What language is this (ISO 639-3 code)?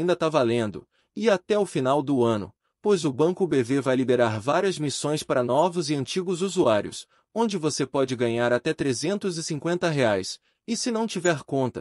por